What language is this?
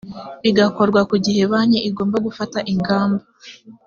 Kinyarwanda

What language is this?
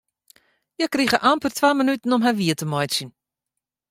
Western Frisian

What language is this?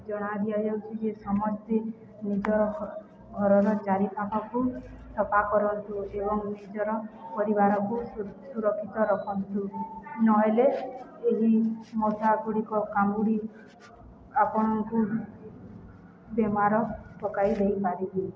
Odia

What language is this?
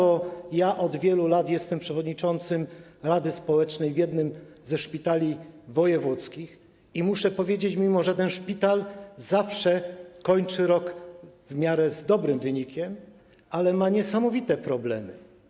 Polish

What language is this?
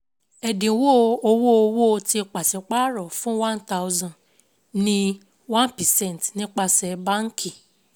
Yoruba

